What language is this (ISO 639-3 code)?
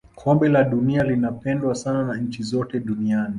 swa